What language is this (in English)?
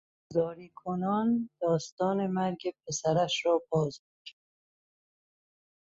Persian